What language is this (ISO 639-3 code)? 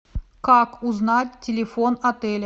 rus